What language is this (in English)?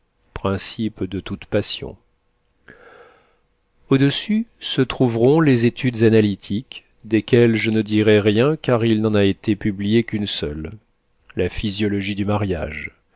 French